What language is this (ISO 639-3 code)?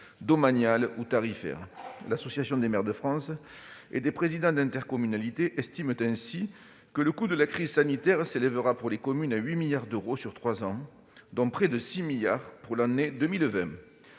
fra